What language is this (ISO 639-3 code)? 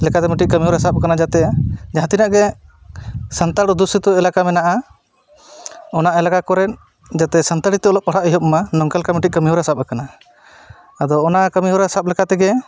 sat